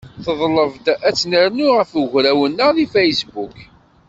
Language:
Kabyle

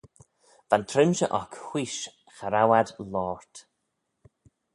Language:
Manx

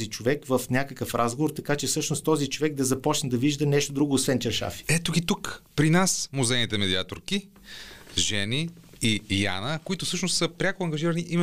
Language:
Bulgarian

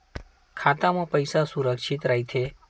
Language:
Chhattisgarhi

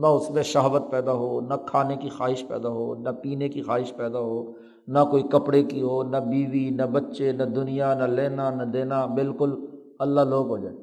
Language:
Urdu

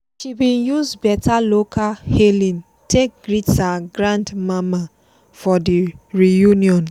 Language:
Nigerian Pidgin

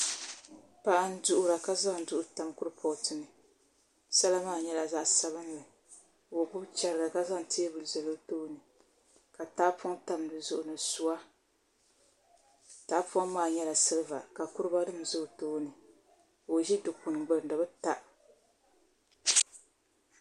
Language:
Dagbani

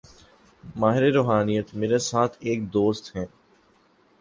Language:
Urdu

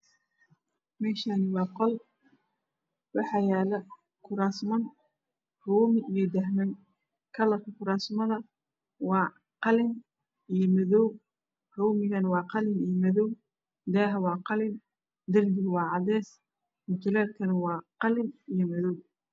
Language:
Somali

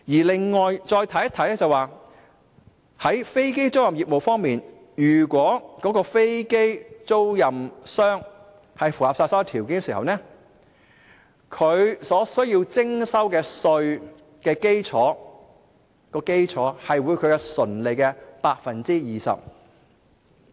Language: Cantonese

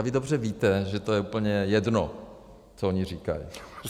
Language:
Czech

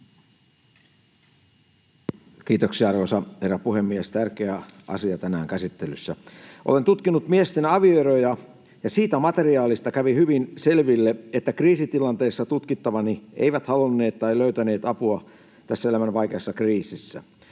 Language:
Finnish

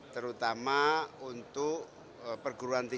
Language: Indonesian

